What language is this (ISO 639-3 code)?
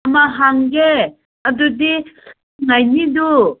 mni